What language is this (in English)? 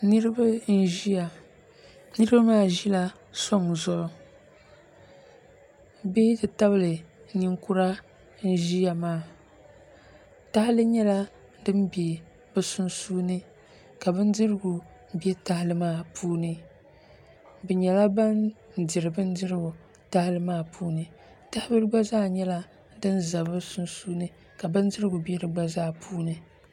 Dagbani